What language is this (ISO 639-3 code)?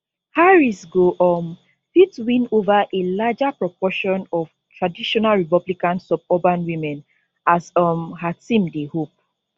pcm